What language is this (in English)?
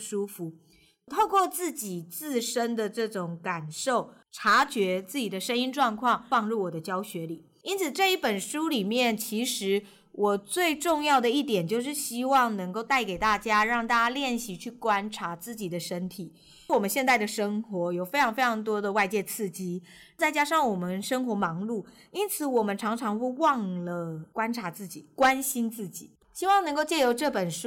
Chinese